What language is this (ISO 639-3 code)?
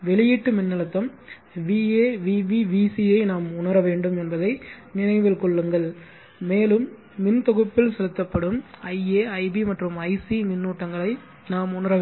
tam